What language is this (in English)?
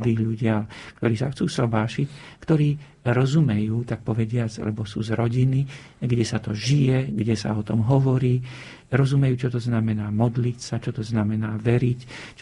Slovak